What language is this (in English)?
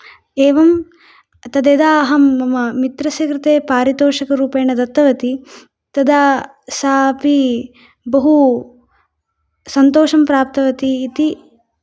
Sanskrit